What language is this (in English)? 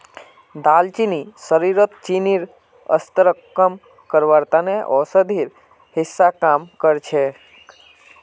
Magahi